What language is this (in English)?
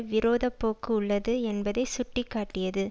Tamil